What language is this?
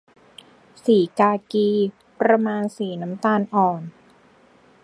Thai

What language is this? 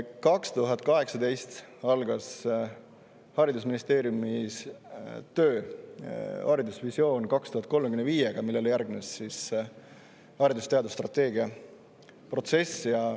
Estonian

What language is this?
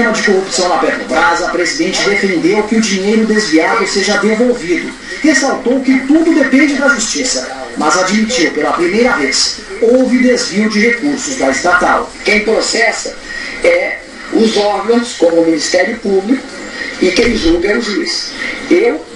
Portuguese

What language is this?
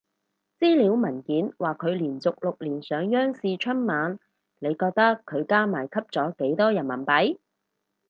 Cantonese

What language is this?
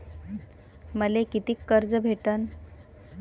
Marathi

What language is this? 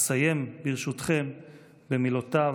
Hebrew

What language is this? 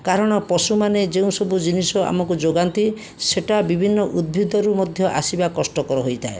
Odia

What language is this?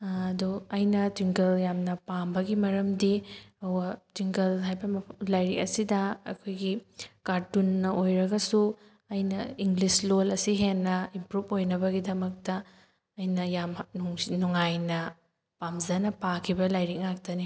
Manipuri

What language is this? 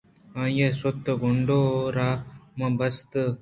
Eastern Balochi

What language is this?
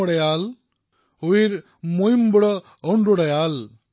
Assamese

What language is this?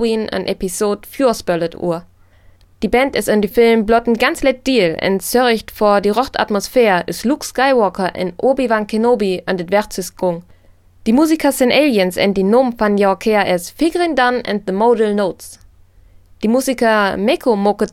German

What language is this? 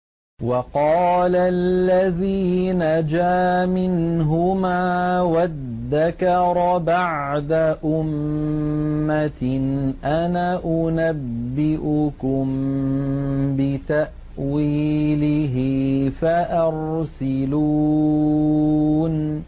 Arabic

